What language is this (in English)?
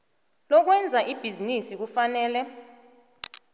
South Ndebele